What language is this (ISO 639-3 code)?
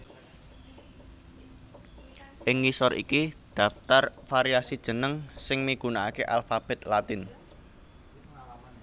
jav